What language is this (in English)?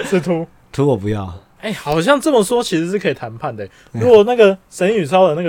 Chinese